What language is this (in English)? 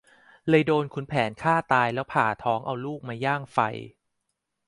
Thai